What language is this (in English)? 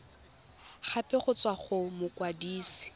Tswana